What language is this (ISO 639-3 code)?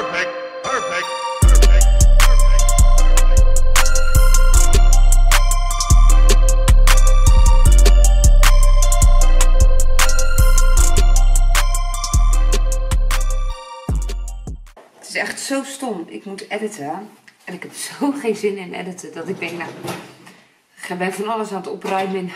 nld